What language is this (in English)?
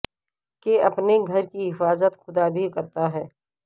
Urdu